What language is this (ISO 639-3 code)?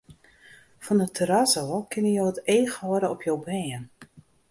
fry